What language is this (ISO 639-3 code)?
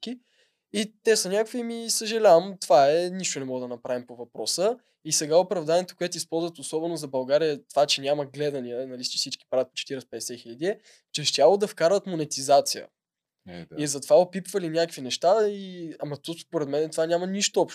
bul